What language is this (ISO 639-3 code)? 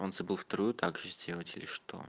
rus